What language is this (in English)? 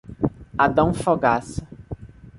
Portuguese